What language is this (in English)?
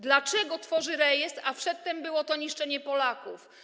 Polish